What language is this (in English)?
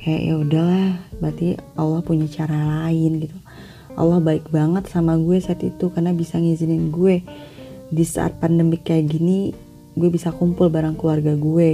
Indonesian